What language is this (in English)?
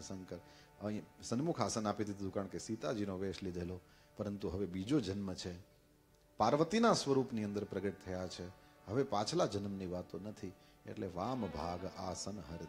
Hindi